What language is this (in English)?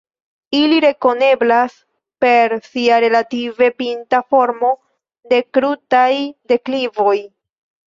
Esperanto